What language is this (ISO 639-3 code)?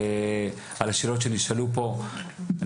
heb